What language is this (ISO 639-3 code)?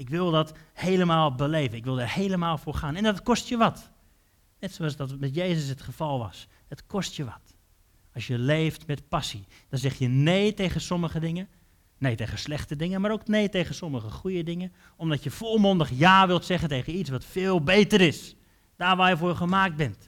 nld